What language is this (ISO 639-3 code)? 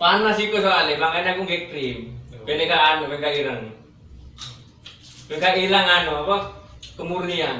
ind